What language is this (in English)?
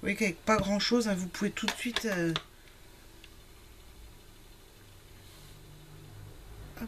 French